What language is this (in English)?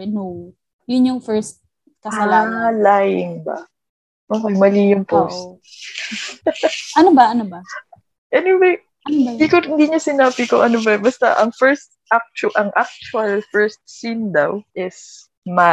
Filipino